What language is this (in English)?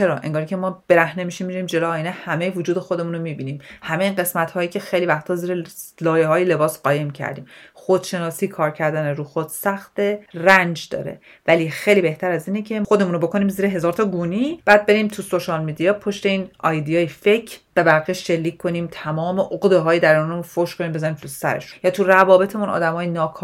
Persian